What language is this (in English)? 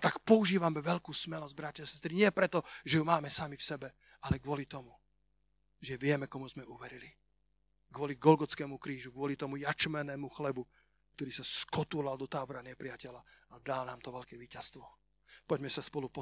Slovak